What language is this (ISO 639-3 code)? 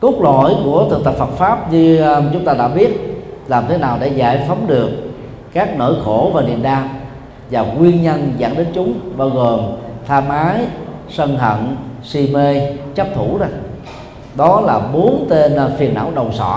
vie